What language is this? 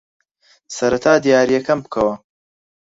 Central Kurdish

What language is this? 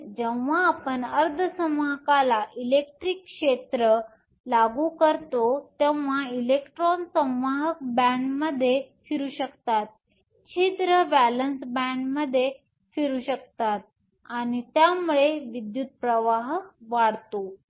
Marathi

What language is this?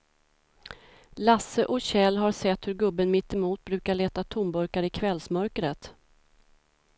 Swedish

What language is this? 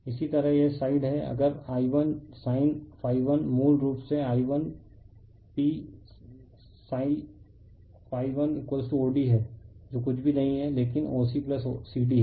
Hindi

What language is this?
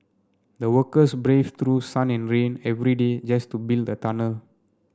English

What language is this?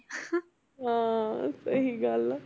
Punjabi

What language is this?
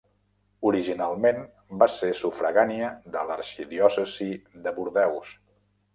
Catalan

